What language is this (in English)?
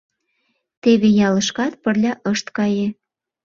Mari